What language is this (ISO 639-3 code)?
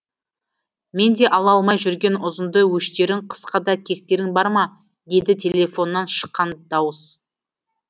kaz